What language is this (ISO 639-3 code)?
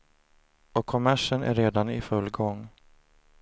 swe